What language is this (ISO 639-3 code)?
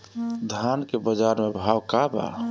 bho